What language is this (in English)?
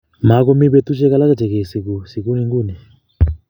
Kalenjin